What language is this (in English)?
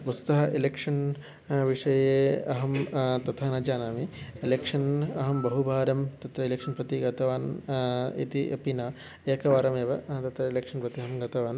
Sanskrit